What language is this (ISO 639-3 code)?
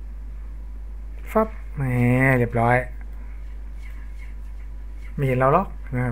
tha